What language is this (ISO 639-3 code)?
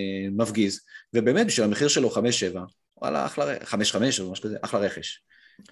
heb